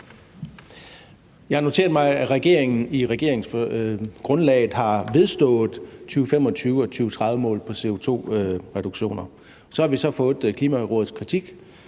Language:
Danish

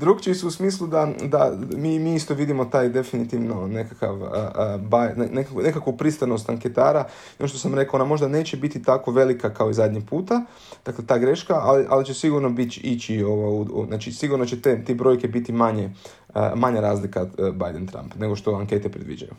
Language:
Croatian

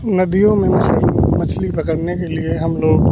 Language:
Hindi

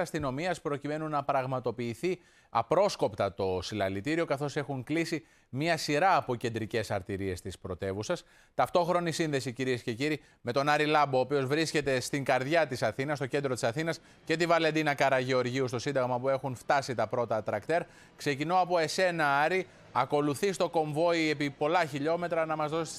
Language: Greek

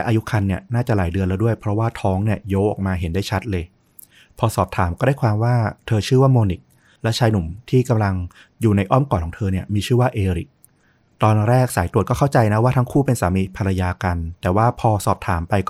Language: Thai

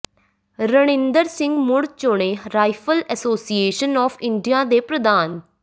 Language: Punjabi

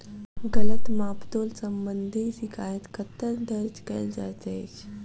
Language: Maithili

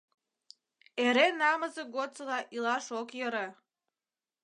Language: Mari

